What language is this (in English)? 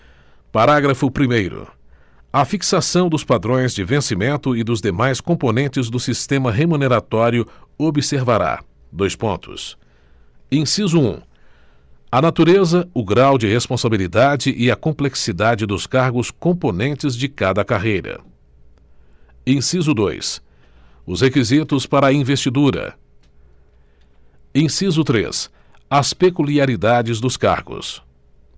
Portuguese